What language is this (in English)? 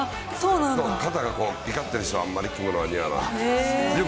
Japanese